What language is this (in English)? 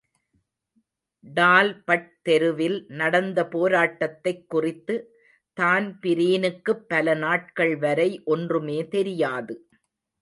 Tamil